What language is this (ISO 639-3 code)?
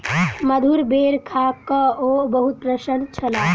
mai